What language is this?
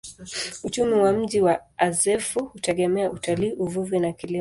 Swahili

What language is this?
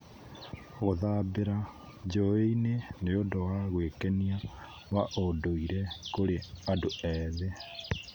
Kikuyu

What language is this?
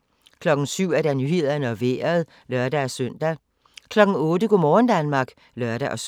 Danish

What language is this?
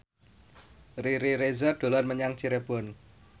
Javanese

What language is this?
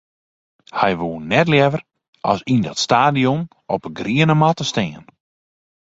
Western Frisian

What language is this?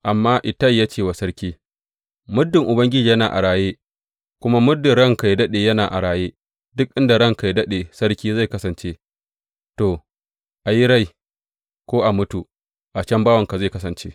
Hausa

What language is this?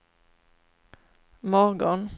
Swedish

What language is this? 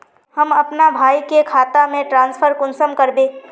Magahi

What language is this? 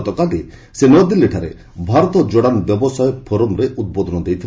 Odia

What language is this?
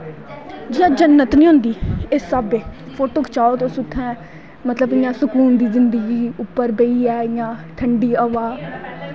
Dogri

